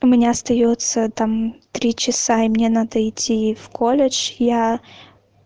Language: Russian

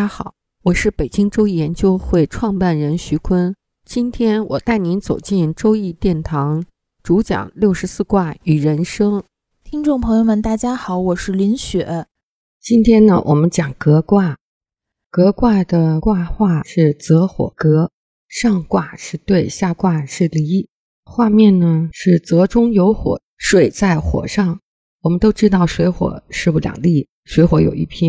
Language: Chinese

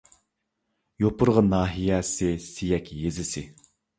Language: Uyghur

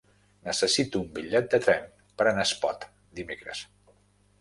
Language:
Catalan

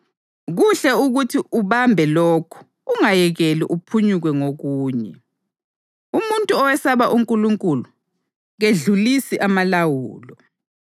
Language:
North Ndebele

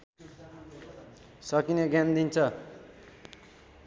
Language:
Nepali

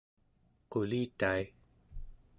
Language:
Central Yupik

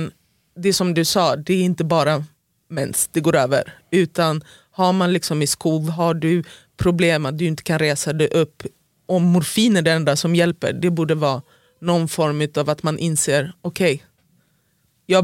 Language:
Swedish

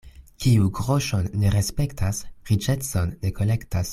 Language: Esperanto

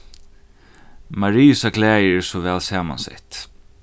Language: Faroese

